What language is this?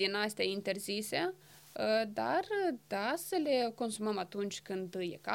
Romanian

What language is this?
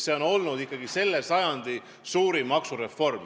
Estonian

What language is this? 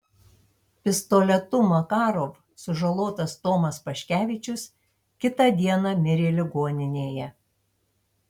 Lithuanian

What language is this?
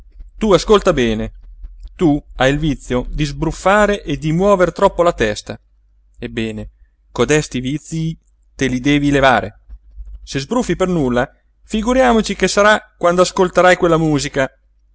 Italian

